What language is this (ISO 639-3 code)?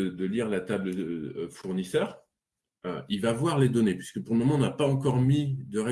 fra